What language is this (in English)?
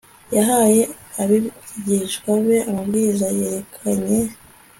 Kinyarwanda